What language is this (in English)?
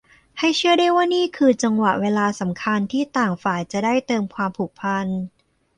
Thai